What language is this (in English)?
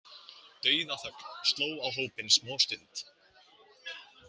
Icelandic